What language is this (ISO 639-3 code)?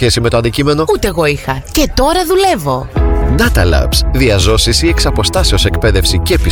ell